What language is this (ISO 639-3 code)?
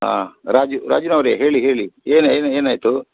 kan